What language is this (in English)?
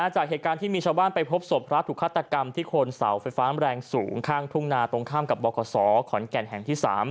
Thai